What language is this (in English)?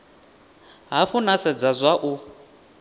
Venda